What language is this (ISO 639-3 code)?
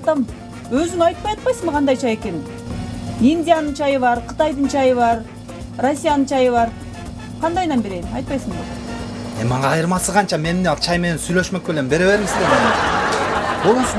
tur